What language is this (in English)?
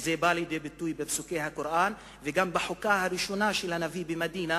Hebrew